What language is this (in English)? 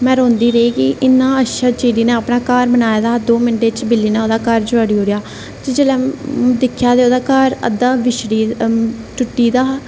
Dogri